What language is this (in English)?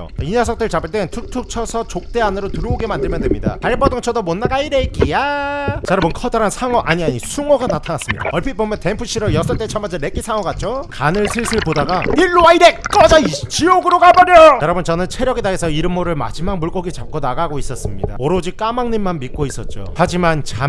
Korean